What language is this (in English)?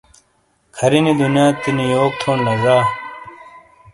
Shina